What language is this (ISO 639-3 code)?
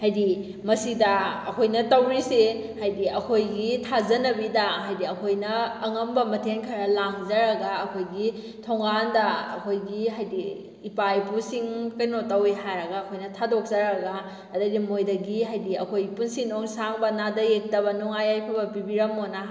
mni